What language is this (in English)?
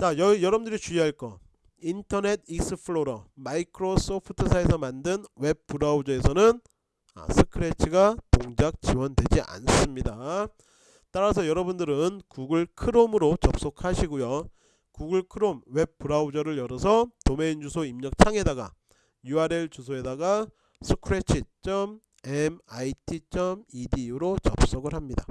Korean